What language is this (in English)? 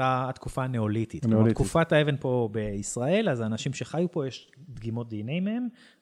Hebrew